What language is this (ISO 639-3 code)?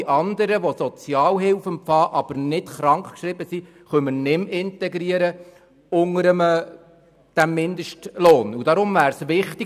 gsw